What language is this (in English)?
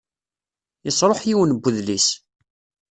Kabyle